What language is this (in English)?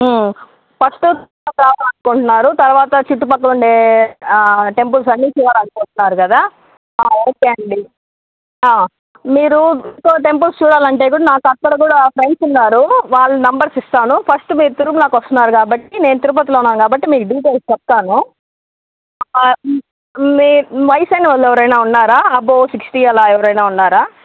Telugu